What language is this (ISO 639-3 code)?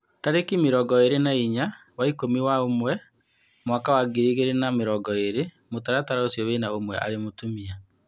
kik